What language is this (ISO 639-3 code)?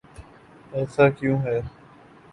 urd